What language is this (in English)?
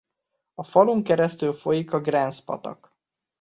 Hungarian